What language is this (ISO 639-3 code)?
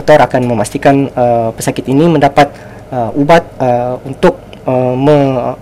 msa